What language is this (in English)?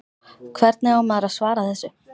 Icelandic